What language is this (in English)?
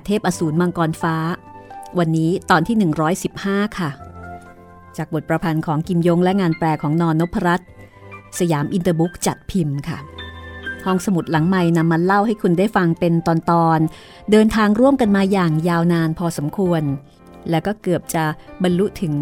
Thai